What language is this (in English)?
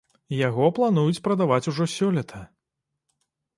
Belarusian